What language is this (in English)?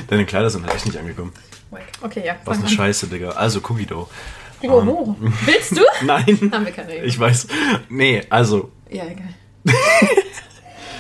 German